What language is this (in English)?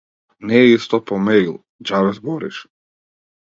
Macedonian